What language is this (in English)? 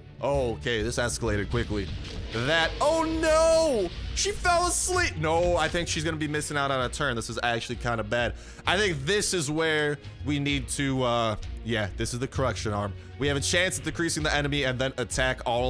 English